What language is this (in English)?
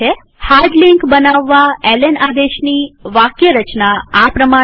Gujarati